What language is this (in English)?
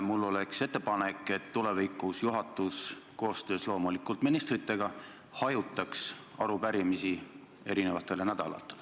Estonian